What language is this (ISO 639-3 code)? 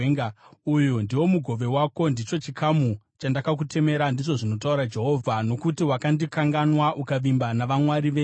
sna